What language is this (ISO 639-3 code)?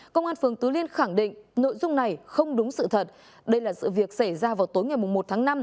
vie